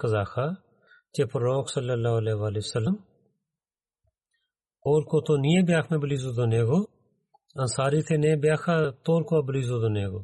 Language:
Bulgarian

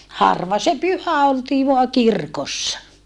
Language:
Finnish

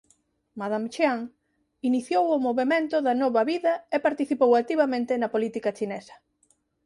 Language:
Galician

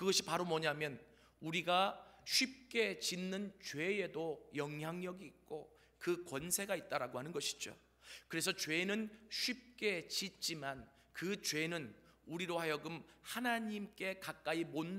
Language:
Korean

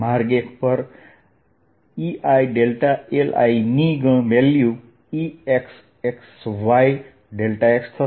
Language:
Gujarati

